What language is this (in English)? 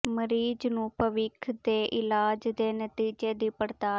Punjabi